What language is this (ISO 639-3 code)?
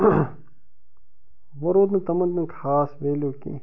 kas